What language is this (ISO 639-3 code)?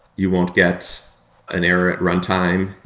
eng